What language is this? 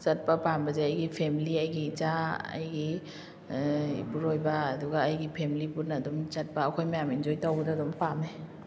Manipuri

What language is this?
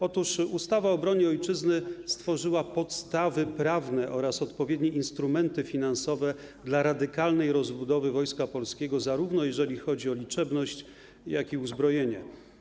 Polish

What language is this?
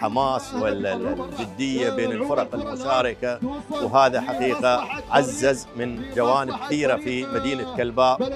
Arabic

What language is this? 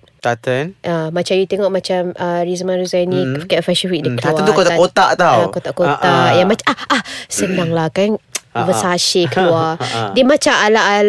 Malay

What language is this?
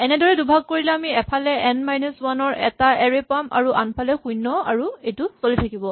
Assamese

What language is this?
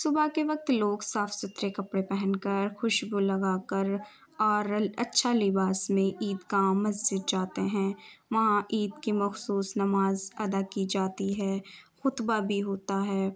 Urdu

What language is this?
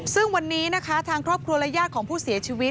Thai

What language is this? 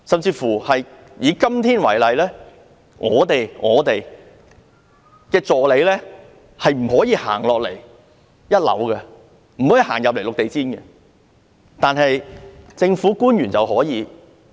Cantonese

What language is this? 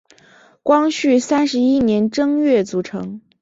Chinese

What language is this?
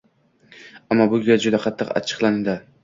Uzbek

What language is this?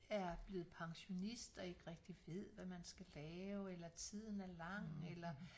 Danish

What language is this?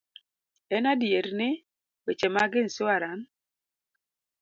Luo (Kenya and Tanzania)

